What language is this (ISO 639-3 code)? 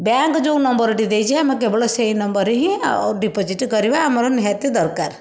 ori